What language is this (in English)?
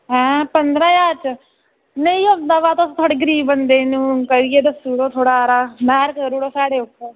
Dogri